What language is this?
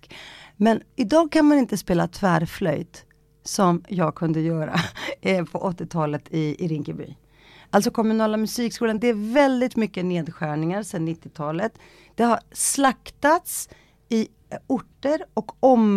Swedish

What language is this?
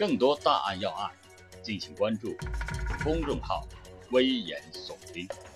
Chinese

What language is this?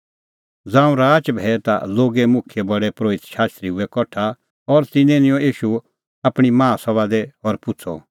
Kullu Pahari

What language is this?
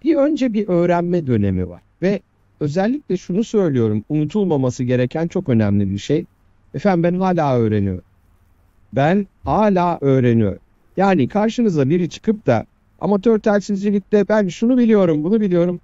Turkish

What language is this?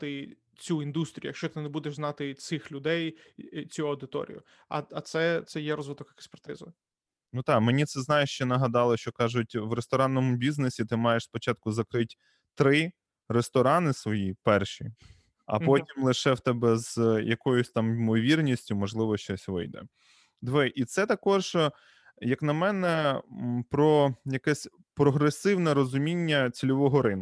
Ukrainian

